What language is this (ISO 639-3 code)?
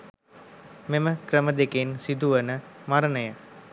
sin